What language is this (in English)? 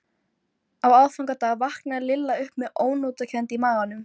Icelandic